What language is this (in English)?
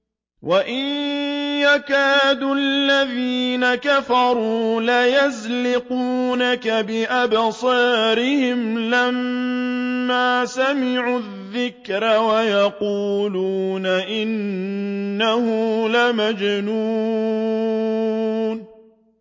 Arabic